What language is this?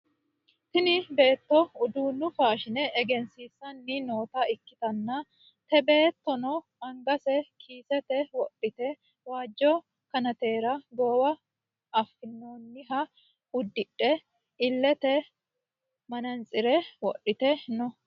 Sidamo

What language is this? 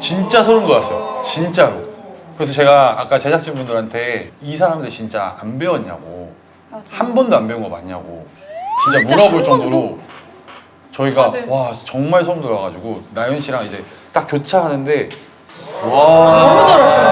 Korean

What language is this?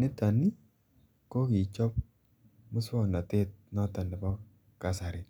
Kalenjin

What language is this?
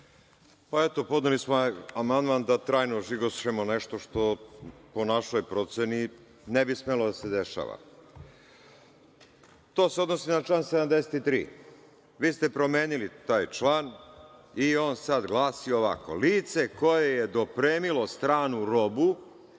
Serbian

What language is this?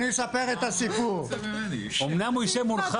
Hebrew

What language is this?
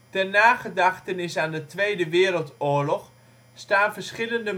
Dutch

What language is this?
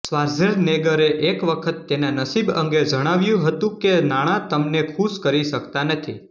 Gujarati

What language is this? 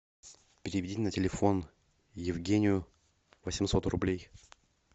Russian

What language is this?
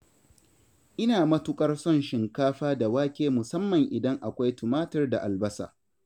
Hausa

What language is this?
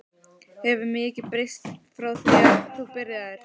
Icelandic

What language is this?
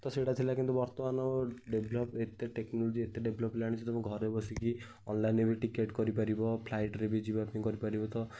Odia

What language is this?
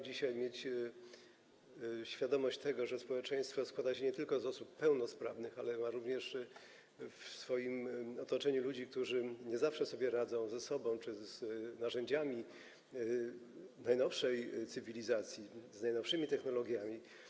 Polish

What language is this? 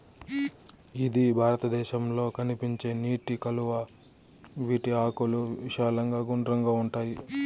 Telugu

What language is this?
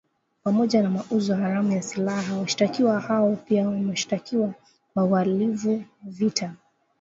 Swahili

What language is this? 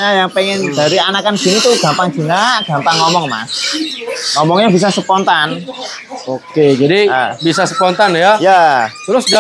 Indonesian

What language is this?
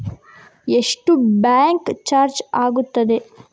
Kannada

